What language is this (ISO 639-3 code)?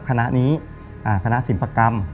tha